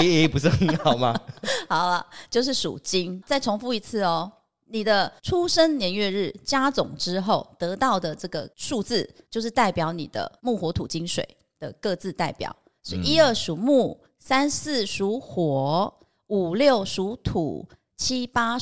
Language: Chinese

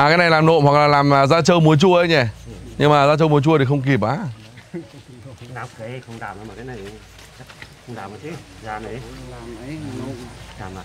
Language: Vietnamese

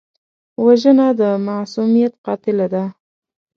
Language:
Pashto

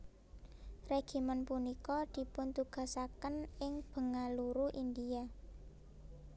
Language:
Javanese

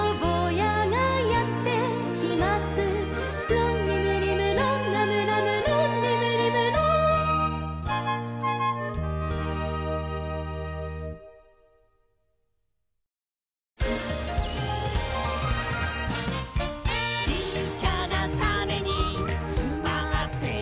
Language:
Japanese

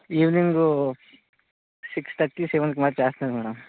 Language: Telugu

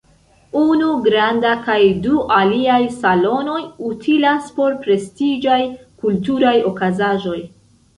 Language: Esperanto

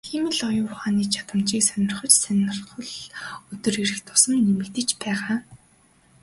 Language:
Mongolian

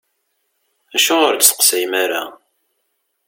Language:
Kabyle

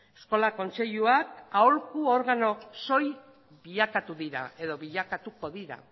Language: Basque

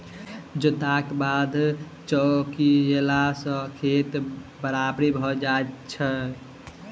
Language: Maithili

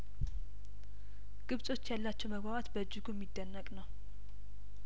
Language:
Amharic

